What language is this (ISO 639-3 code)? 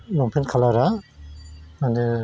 brx